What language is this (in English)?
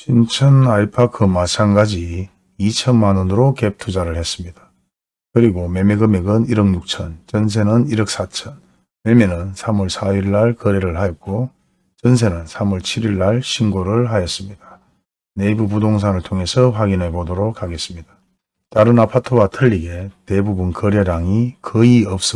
Korean